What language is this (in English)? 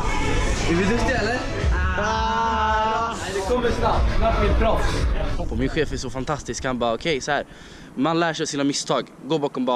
Swedish